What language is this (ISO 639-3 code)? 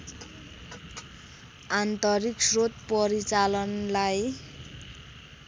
nep